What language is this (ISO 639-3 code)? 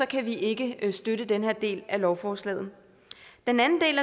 dan